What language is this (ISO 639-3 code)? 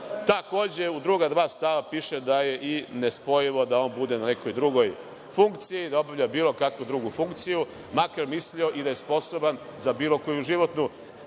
srp